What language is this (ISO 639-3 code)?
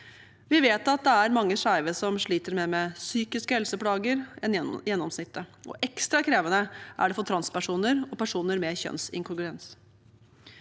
nor